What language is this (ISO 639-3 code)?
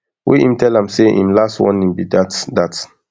pcm